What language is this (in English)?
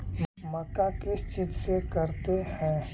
Magahi